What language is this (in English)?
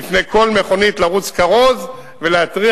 Hebrew